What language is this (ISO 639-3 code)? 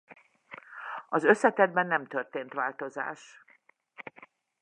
hun